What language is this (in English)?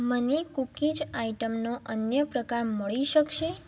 Gujarati